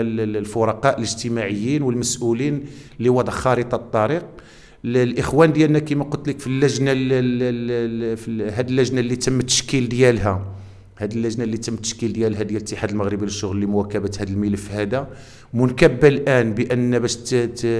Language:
Arabic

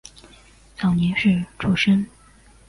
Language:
Chinese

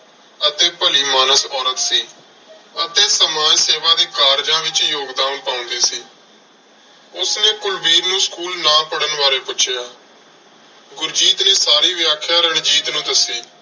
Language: Punjabi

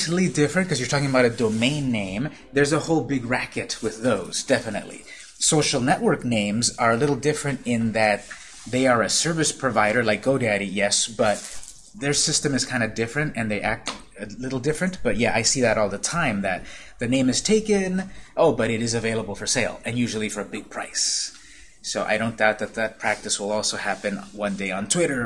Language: English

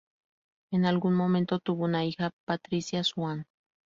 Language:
Spanish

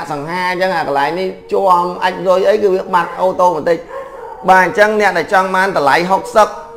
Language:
Vietnamese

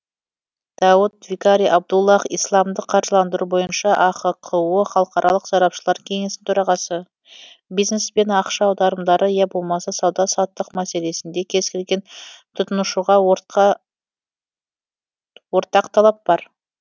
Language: Kazakh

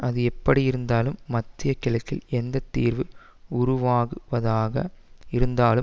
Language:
Tamil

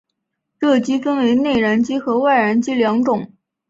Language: Chinese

